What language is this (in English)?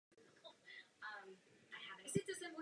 Czech